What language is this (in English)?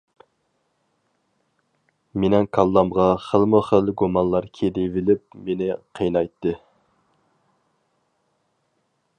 Uyghur